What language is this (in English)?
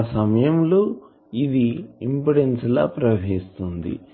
Telugu